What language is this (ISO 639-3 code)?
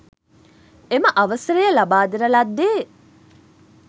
sin